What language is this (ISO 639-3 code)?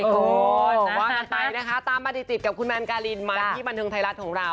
tha